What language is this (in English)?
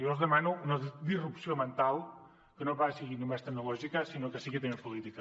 Catalan